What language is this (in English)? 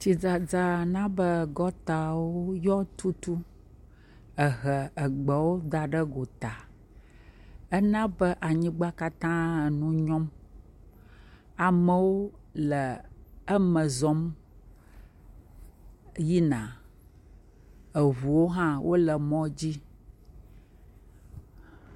Ewe